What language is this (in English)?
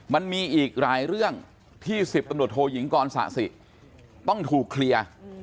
Thai